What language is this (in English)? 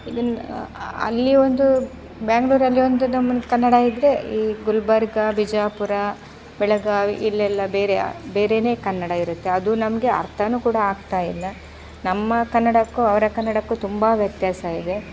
Kannada